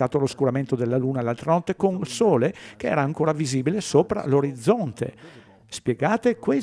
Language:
Italian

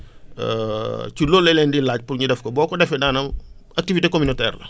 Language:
Wolof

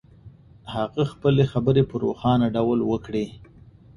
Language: Pashto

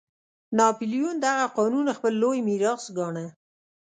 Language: Pashto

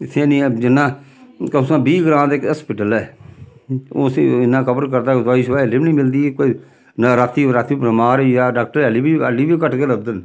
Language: Dogri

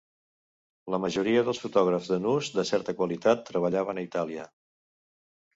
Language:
Catalan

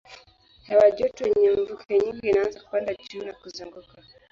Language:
Swahili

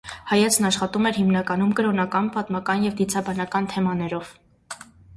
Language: Armenian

